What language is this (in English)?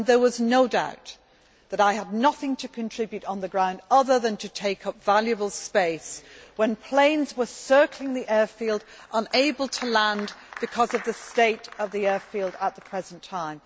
English